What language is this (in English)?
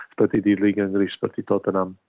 Indonesian